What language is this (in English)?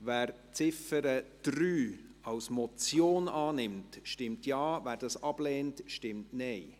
Swiss German